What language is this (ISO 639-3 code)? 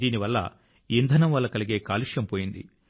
tel